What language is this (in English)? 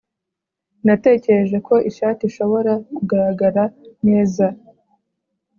Kinyarwanda